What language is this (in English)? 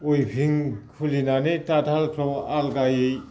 Bodo